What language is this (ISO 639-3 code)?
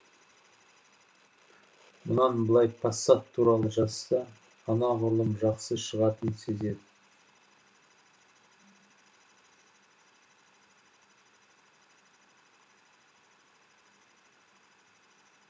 kaz